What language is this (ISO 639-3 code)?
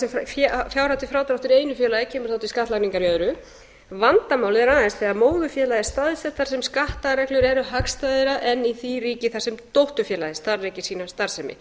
isl